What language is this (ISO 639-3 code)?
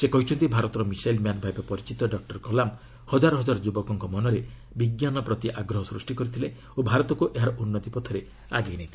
ori